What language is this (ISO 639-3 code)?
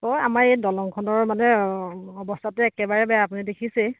asm